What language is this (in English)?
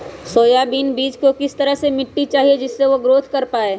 Magahi